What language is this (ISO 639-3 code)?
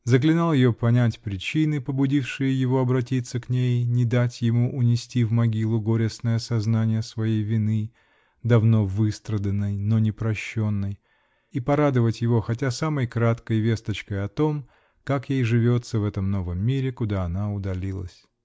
rus